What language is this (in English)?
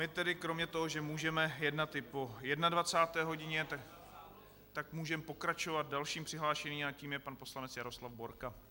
Czech